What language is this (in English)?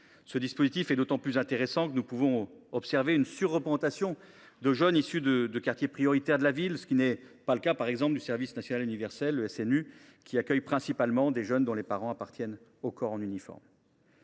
French